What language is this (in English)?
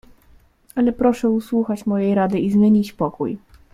Polish